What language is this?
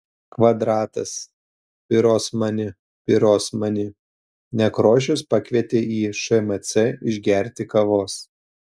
Lithuanian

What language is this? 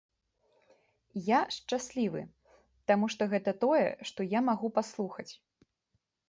Belarusian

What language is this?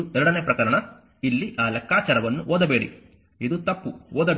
Kannada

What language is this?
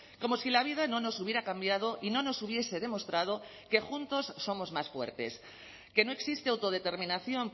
Spanish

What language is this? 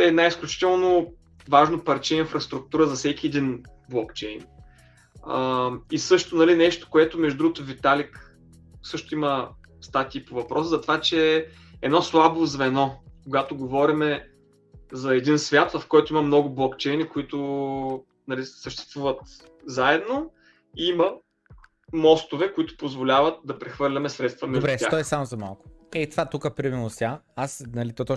Bulgarian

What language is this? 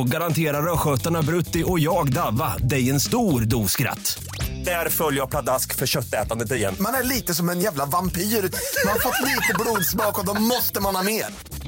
Swedish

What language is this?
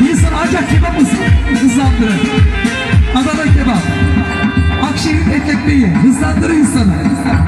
Turkish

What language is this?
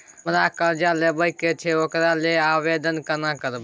Maithili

